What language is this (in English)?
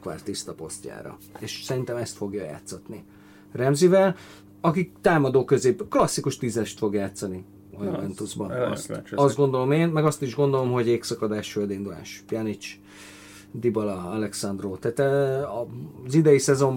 Hungarian